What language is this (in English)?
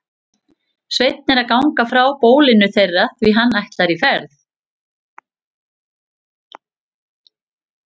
Icelandic